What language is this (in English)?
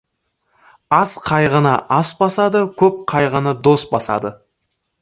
Kazakh